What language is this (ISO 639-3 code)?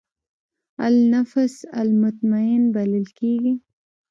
pus